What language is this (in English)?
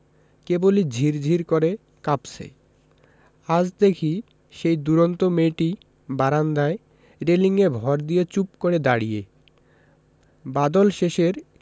Bangla